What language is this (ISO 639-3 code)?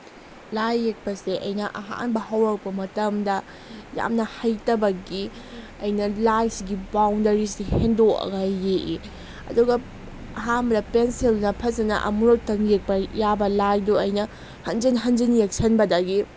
mni